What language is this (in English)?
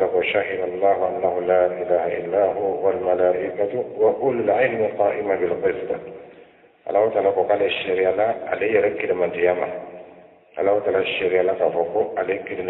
Arabic